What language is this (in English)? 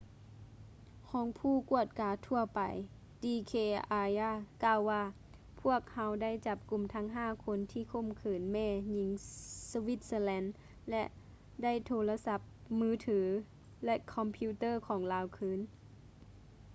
Lao